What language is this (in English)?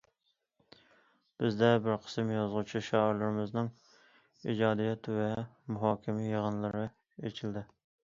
Uyghur